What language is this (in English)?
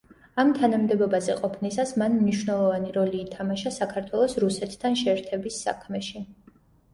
Georgian